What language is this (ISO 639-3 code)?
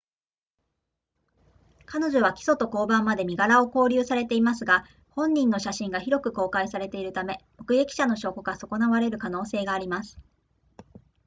jpn